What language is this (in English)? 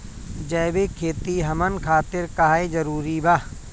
Bhojpuri